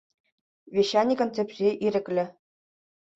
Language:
Chuvash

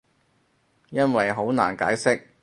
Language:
Cantonese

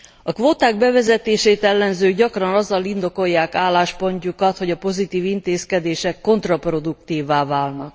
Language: Hungarian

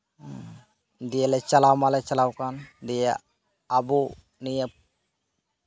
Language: Santali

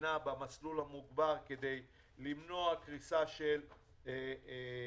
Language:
Hebrew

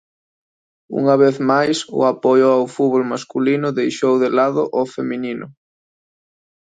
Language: Galician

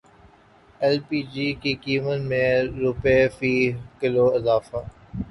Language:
Urdu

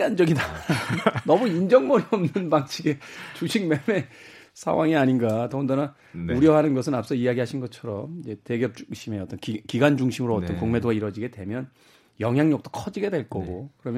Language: Korean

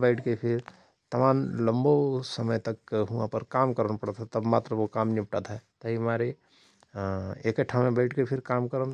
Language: Rana Tharu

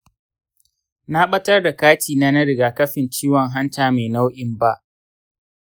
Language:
Hausa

